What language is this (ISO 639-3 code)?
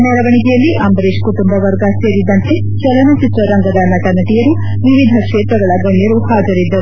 kan